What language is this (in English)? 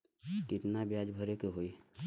Bhojpuri